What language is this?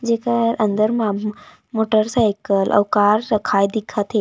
Chhattisgarhi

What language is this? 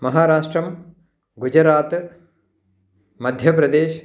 Sanskrit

